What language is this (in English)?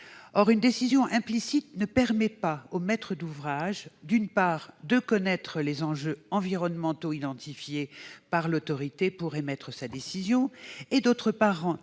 French